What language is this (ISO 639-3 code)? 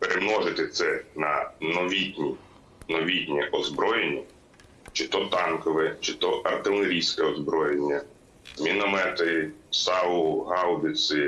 ukr